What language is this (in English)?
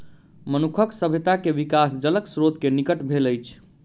Maithili